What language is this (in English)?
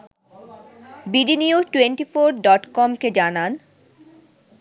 Bangla